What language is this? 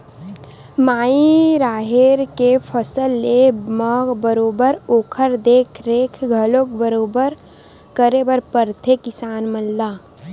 Chhattisgarhi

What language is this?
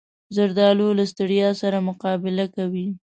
Pashto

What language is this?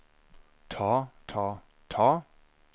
Norwegian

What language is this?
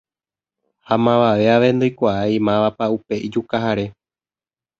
Guarani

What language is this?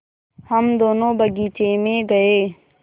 Hindi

